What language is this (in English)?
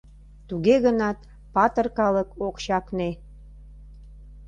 Mari